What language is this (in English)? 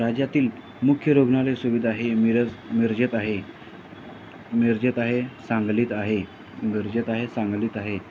Marathi